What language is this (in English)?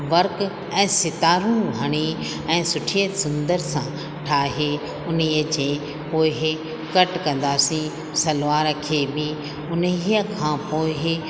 Sindhi